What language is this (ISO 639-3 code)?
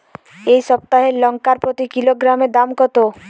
ben